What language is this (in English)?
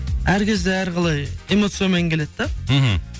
Kazakh